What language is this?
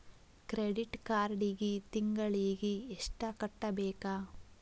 Kannada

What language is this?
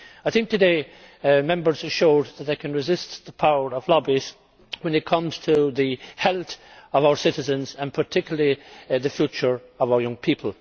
English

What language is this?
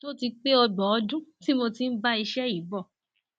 Yoruba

